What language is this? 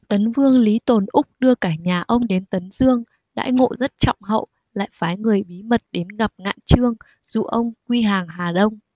Vietnamese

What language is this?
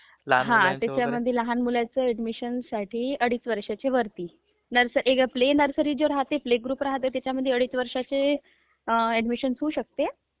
Marathi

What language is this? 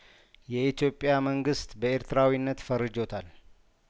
Amharic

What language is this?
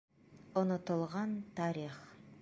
Bashkir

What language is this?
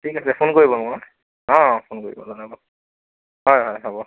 Assamese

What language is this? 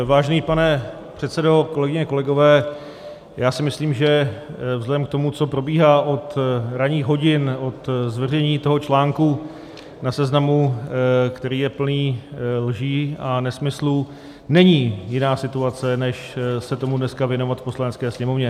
Czech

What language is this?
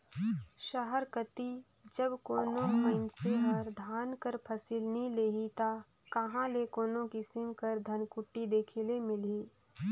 Chhattisgarhi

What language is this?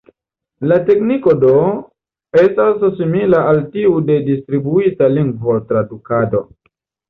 Esperanto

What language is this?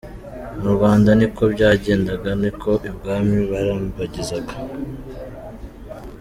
Kinyarwanda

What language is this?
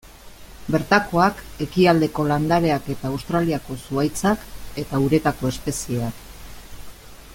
Basque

